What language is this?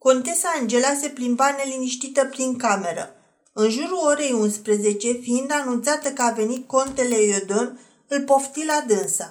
Romanian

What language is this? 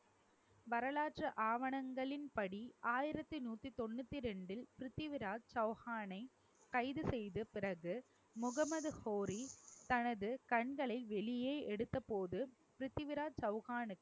Tamil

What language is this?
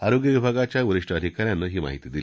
Marathi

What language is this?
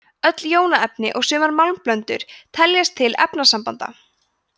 Icelandic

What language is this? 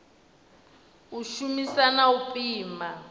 Venda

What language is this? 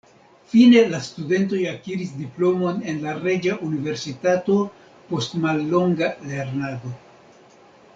Esperanto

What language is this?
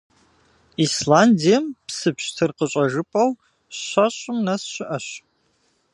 Kabardian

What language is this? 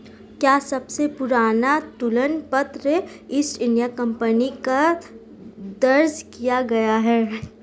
Hindi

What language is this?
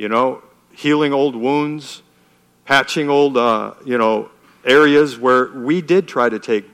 English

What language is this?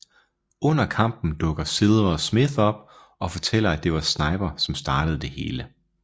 Danish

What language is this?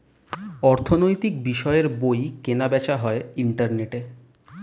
Bangla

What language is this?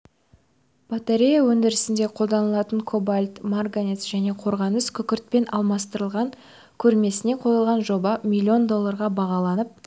Kazakh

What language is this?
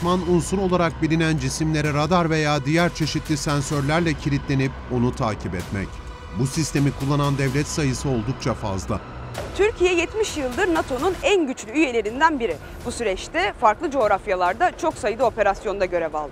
Turkish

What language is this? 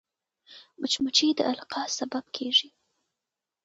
Pashto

